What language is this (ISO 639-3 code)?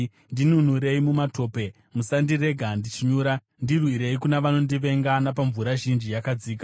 sna